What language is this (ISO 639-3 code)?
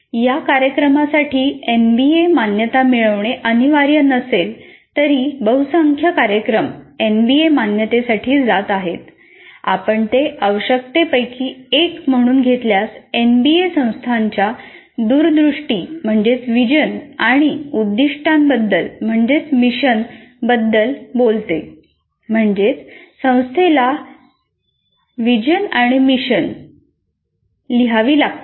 mar